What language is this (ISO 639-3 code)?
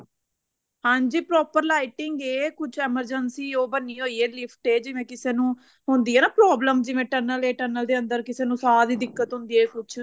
pan